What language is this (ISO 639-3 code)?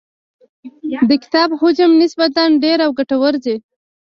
pus